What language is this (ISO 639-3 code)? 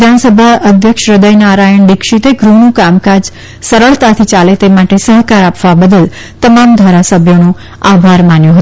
guj